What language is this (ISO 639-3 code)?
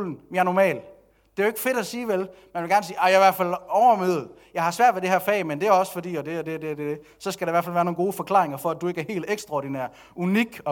dan